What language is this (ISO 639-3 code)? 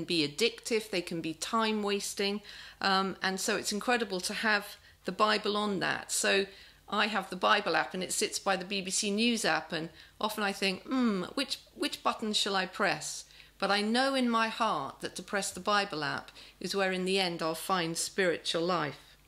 eng